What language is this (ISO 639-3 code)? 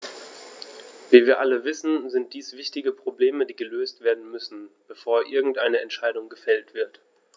deu